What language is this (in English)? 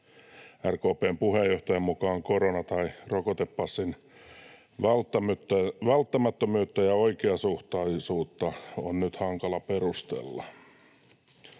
Finnish